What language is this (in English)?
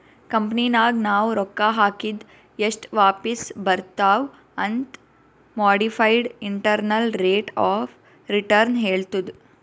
Kannada